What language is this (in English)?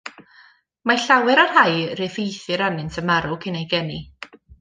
Welsh